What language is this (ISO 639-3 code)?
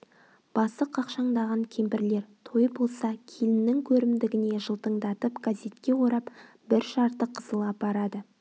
kaz